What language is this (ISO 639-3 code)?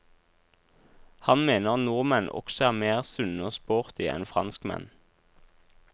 nor